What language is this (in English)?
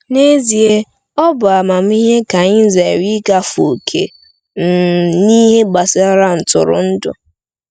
Igbo